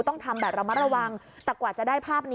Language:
Thai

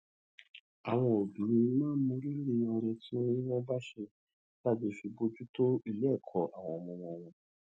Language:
Yoruba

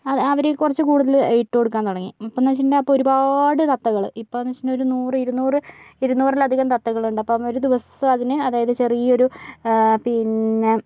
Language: Malayalam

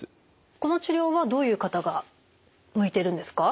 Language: Japanese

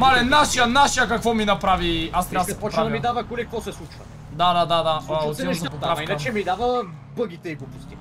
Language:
Bulgarian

